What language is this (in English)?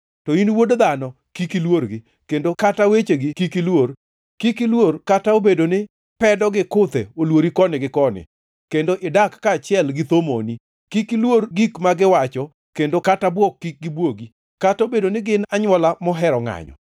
Luo (Kenya and Tanzania)